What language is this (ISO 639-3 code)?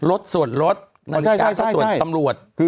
tha